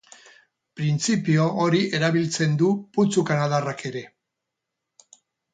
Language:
Basque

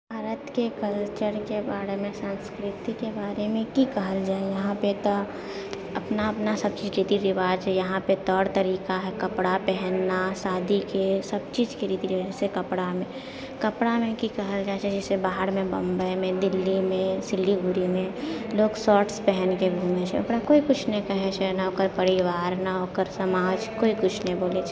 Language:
Maithili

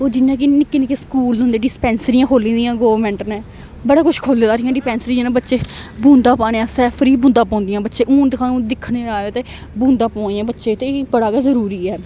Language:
Dogri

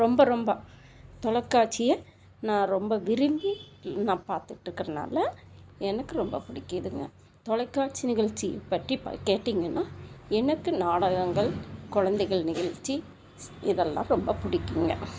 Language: Tamil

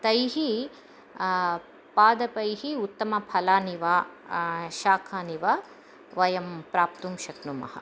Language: Sanskrit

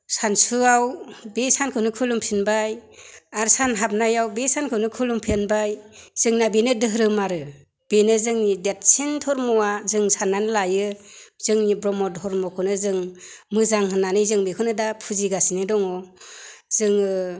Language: Bodo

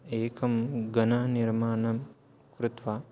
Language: Sanskrit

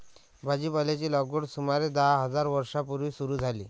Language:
Marathi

